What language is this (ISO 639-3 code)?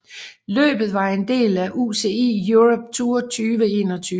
dan